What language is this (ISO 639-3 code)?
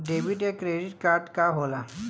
bho